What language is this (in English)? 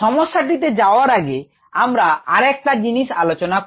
Bangla